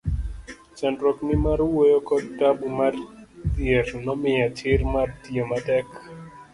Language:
Luo (Kenya and Tanzania)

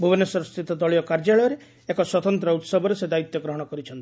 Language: Odia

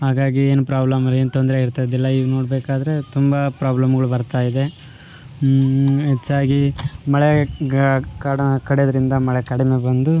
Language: Kannada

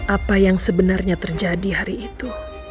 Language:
Indonesian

